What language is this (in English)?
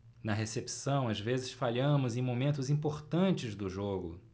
Portuguese